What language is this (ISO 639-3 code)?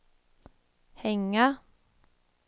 swe